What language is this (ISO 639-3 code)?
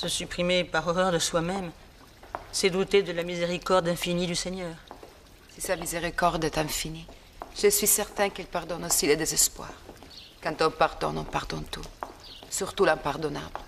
fra